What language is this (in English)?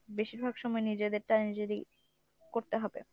Bangla